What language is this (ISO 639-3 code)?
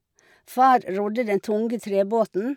nor